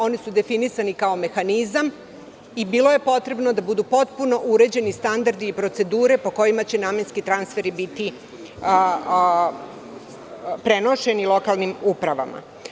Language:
Serbian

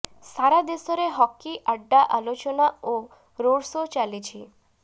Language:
Odia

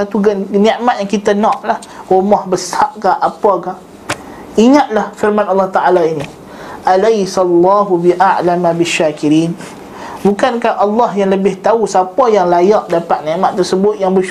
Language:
Malay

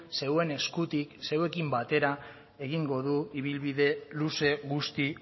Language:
Basque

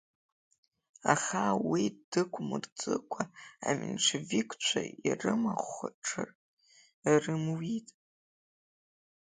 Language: Abkhazian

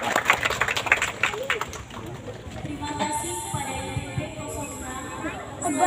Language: Indonesian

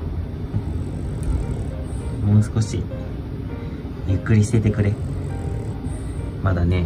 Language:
Japanese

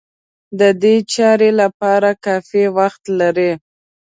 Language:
Pashto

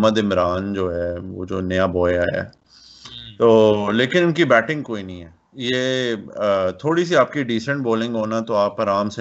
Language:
Urdu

